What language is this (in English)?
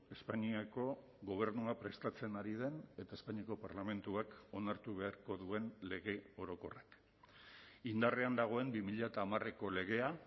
Basque